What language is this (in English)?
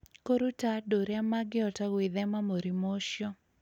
Kikuyu